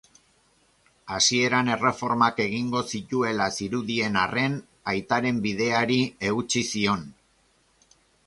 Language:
Basque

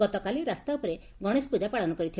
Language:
Odia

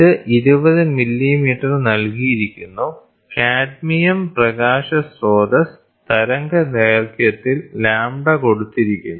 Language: Malayalam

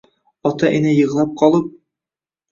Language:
Uzbek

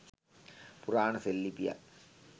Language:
Sinhala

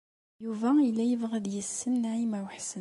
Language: Kabyle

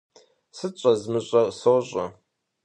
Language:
Kabardian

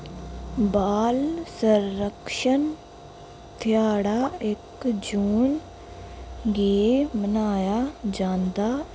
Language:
Dogri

